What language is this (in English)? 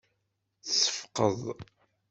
Kabyle